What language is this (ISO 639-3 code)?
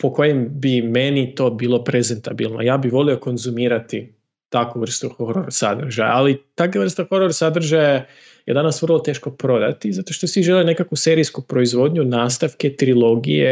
hrv